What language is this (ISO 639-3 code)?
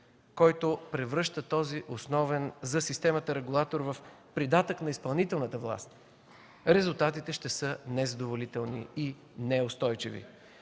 bul